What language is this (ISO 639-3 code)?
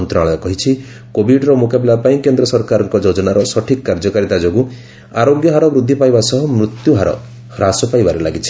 ori